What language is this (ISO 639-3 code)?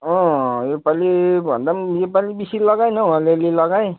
nep